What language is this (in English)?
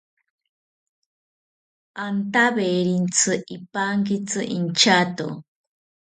South Ucayali Ashéninka